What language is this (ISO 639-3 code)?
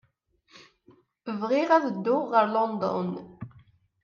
kab